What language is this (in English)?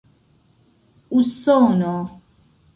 Esperanto